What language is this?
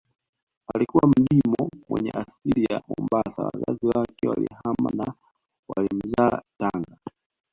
Swahili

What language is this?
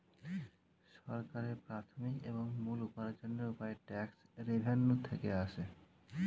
Bangla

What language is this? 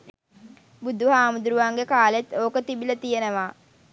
Sinhala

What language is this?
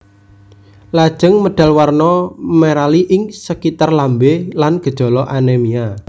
Javanese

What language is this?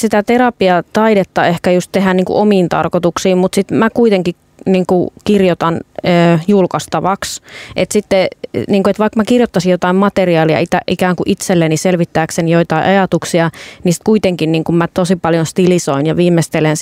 Finnish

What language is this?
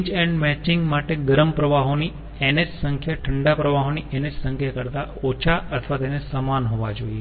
Gujarati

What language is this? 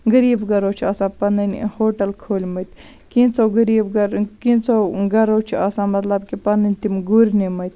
Kashmiri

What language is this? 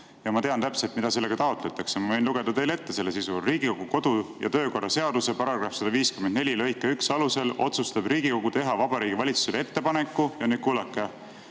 Estonian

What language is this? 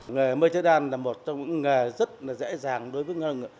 Vietnamese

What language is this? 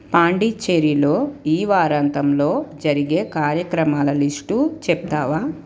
Telugu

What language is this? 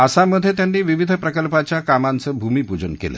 Marathi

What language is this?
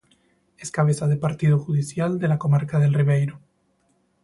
Spanish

